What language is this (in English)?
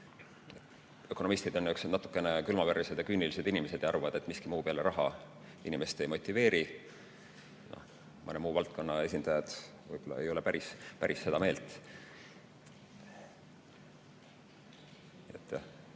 Estonian